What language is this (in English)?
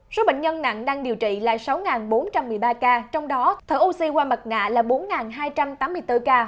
Vietnamese